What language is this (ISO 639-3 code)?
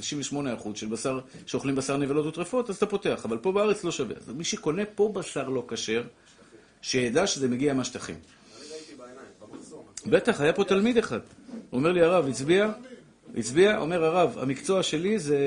heb